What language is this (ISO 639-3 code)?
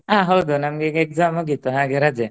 kan